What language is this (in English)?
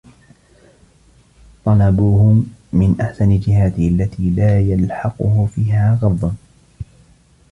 Arabic